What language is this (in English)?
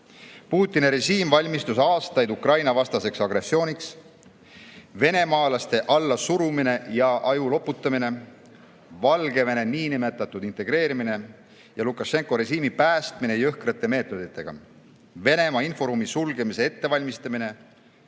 Estonian